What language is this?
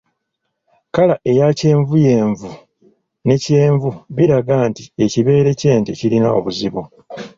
Ganda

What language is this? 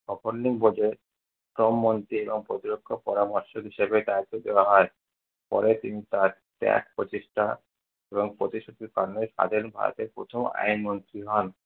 Bangla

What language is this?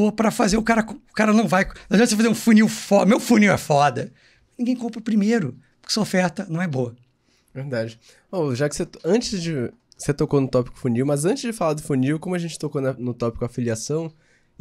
Portuguese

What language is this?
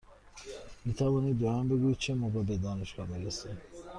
Persian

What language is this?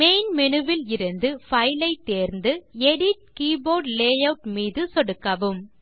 Tamil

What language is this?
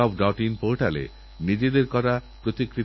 Bangla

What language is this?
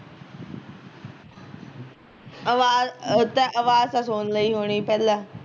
Punjabi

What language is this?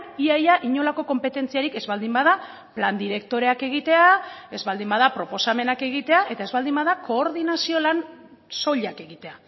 Basque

